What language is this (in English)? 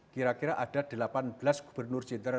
Indonesian